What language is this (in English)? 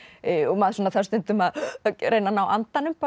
Icelandic